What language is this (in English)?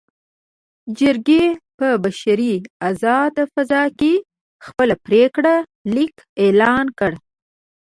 Pashto